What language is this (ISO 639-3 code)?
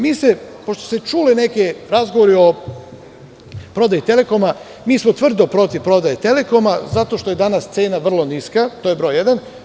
srp